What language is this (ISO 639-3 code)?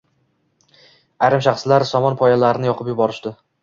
uzb